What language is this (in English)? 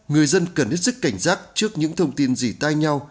Vietnamese